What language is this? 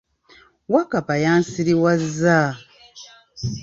Ganda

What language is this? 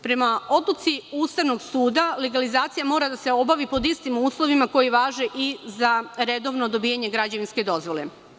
Serbian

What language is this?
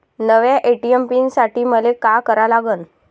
Marathi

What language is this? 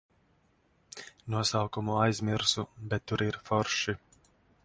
Latvian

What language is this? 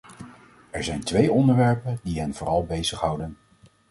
Dutch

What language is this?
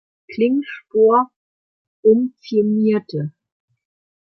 German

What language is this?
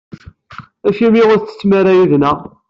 Kabyle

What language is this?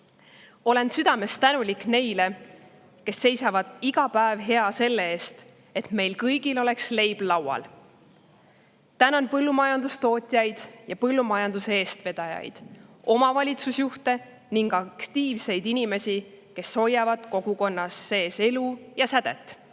Estonian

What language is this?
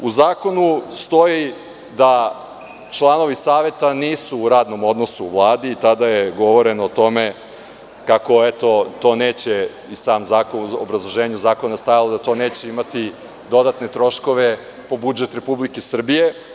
Serbian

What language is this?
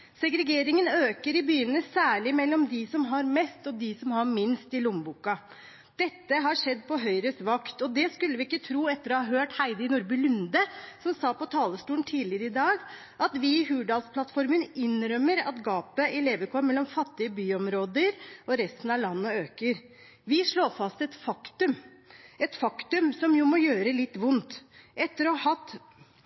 Norwegian Bokmål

